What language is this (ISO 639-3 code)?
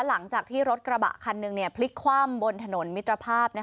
tha